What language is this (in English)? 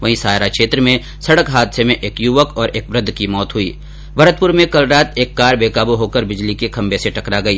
Hindi